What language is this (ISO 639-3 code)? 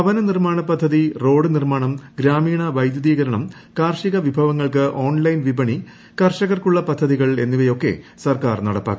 mal